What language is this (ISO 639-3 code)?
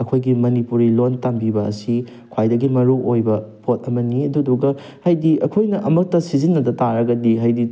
mni